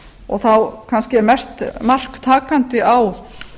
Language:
Icelandic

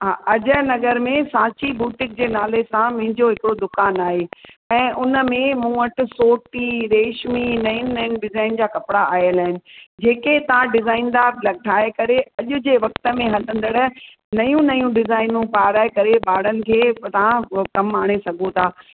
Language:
Sindhi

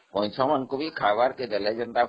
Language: Odia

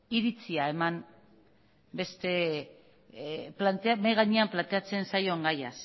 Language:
Basque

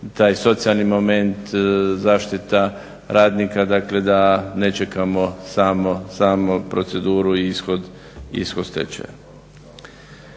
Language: Croatian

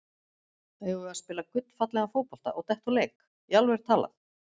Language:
Icelandic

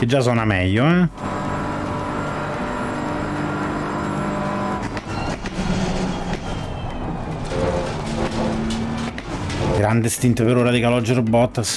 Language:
Italian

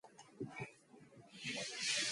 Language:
Mongolian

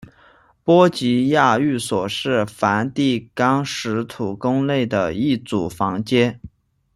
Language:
Chinese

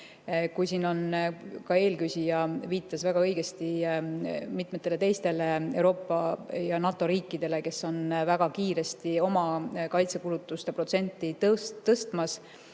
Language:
Estonian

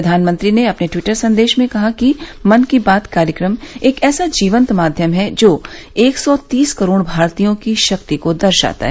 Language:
Hindi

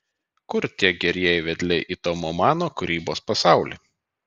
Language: Lithuanian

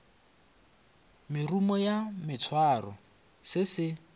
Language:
Northern Sotho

